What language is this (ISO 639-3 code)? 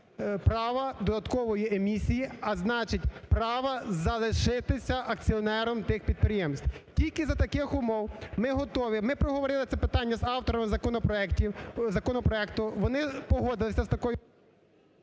ukr